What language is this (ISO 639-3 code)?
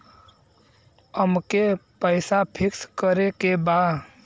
bho